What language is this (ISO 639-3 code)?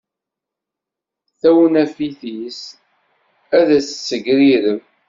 kab